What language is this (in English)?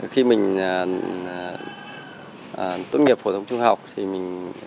Vietnamese